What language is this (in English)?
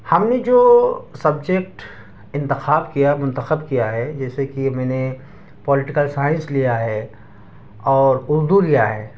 Urdu